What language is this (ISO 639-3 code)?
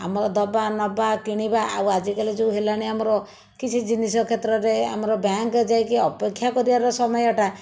ori